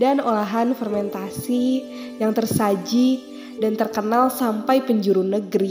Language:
Indonesian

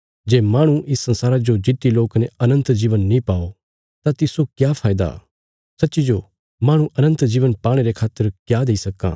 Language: Bilaspuri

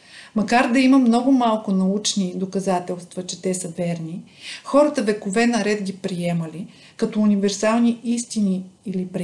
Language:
Bulgarian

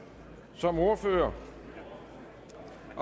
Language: Danish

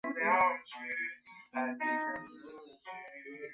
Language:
Chinese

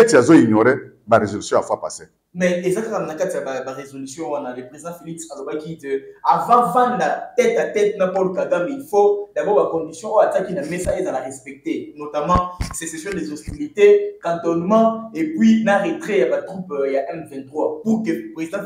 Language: French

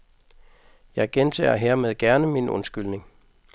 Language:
Danish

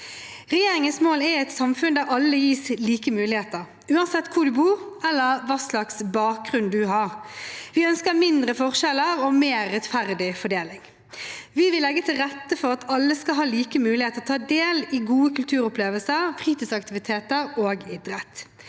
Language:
Norwegian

